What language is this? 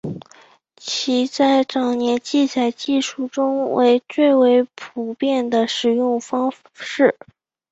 Chinese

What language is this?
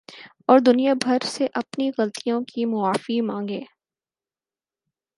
Urdu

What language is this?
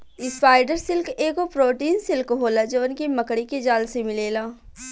Bhojpuri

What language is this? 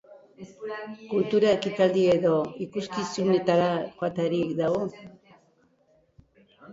Basque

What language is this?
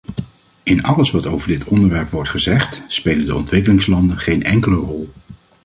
Dutch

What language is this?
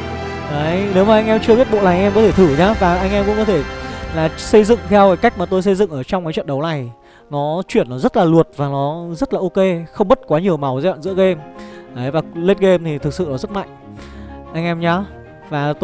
Vietnamese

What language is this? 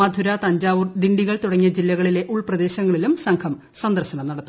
Malayalam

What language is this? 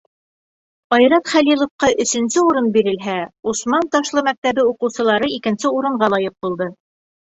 Bashkir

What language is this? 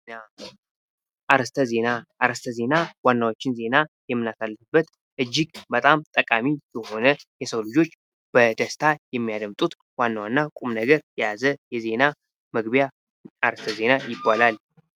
Amharic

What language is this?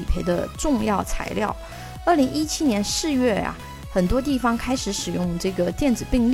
Chinese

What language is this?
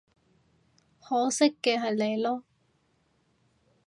Cantonese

